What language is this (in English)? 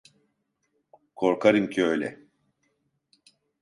Turkish